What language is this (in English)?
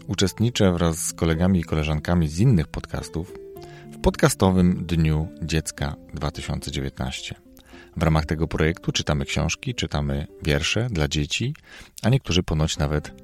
Polish